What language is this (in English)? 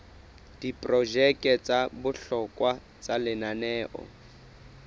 Southern Sotho